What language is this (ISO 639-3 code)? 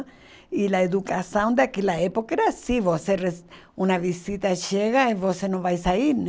por